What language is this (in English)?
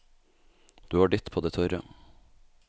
Norwegian